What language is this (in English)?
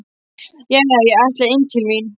Icelandic